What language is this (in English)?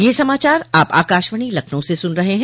Hindi